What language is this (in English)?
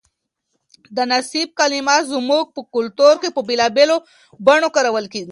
Pashto